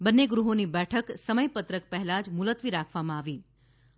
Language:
Gujarati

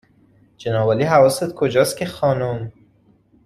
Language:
Persian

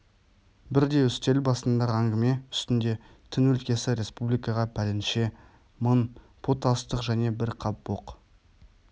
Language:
Kazakh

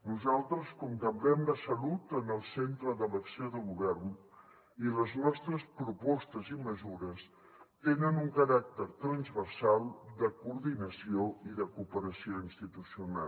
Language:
Catalan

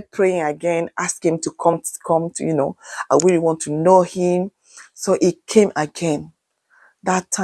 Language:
English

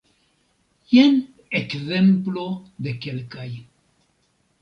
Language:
Esperanto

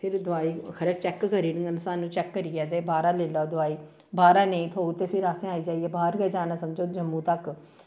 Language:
Dogri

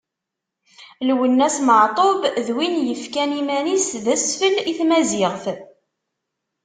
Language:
Kabyle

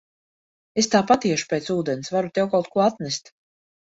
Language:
Latvian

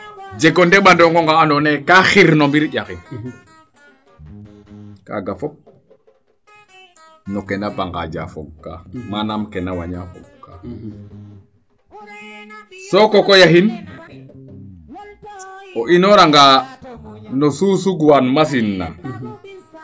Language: Serer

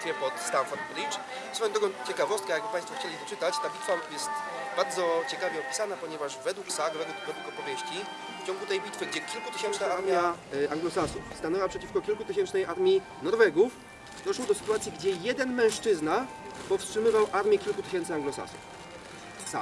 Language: Polish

